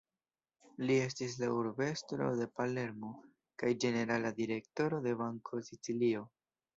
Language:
Esperanto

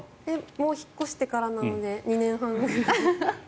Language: Japanese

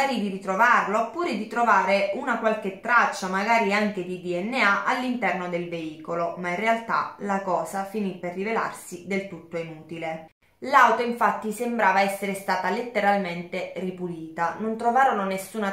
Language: Italian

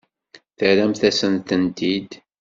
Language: Kabyle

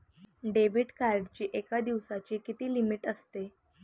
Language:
Marathi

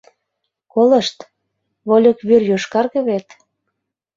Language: Mari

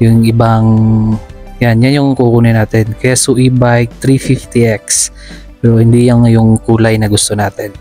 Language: Filipino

